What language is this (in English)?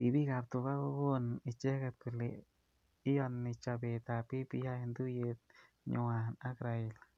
Kalenjin